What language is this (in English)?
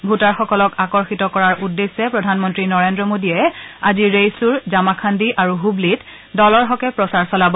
Assamese